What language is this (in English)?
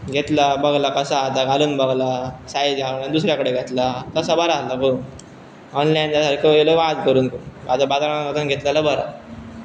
Konkani